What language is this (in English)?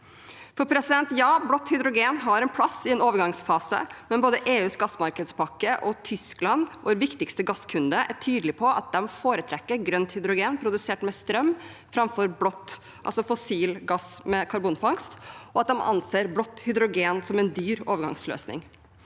Norwegian